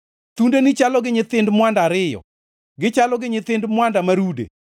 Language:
Luo (Kenya and Tanzania)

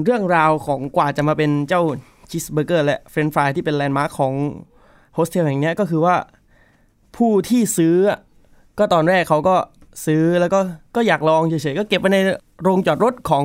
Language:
Thai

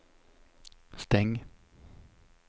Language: Swedish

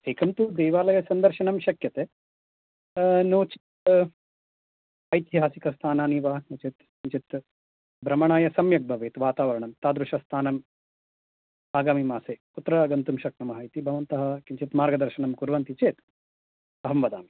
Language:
Sanskrit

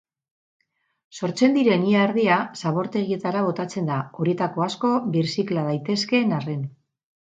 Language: Basque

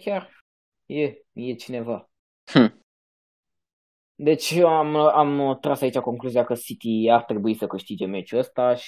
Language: Romanian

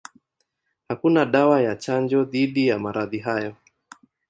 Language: Swahili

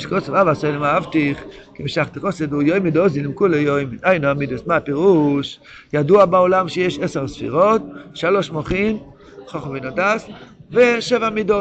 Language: Hebrew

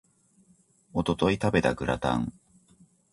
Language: Japanese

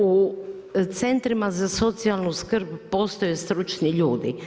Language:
Croatian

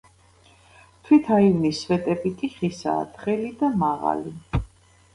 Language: Georgian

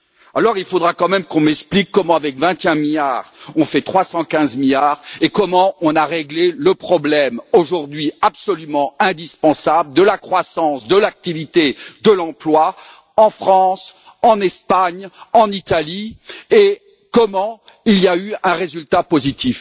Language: French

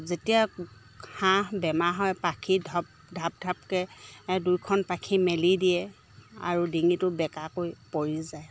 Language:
Assamese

